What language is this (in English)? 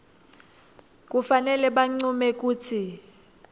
Swati